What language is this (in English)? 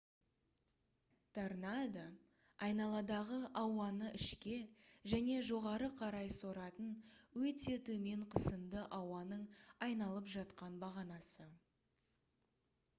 Kazakh